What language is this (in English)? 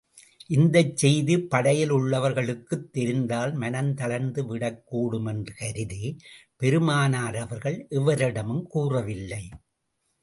Tamil